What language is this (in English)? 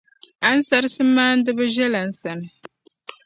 Dagbani